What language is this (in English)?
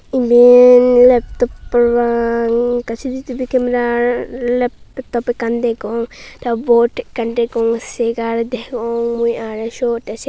Chakma